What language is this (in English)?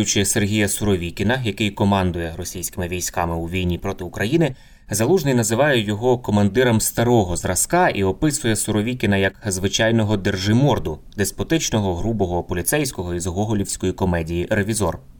Ukrainian